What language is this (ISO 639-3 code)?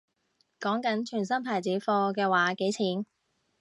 yue